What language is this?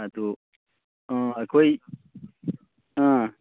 Manipuri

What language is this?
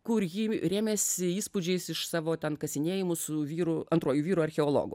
Lithuanian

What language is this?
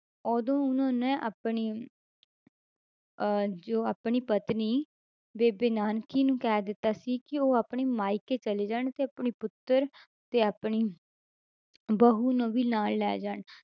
Punjabi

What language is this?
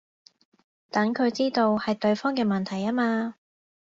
Cantonese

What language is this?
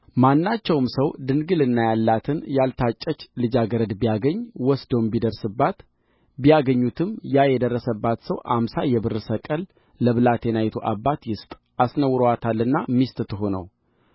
Amharic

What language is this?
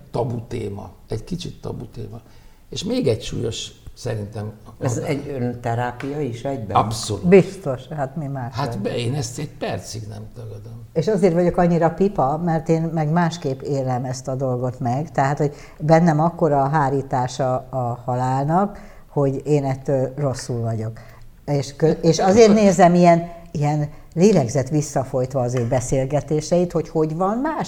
Hungarian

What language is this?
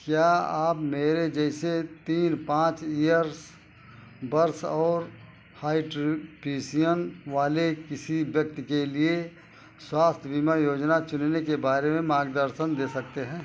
Hindi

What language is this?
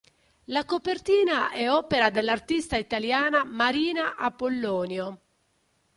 Italian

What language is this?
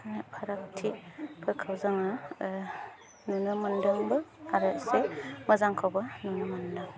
Bodo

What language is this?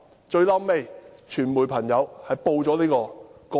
Cantonese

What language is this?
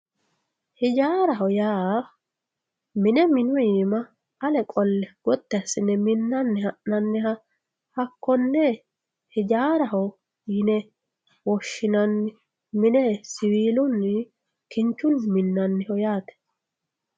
Sidamo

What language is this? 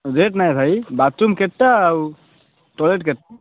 Odia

